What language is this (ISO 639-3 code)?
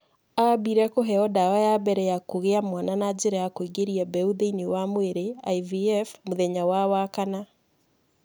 kik